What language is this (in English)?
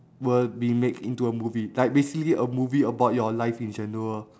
English